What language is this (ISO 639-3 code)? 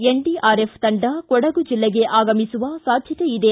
kan